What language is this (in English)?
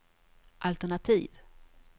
Swedish